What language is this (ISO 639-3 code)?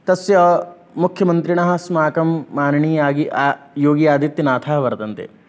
san